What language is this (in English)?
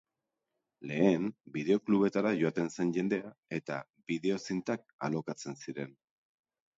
Basque